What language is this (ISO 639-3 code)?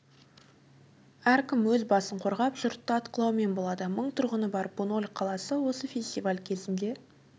kaz